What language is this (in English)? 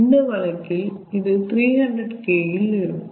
Tamil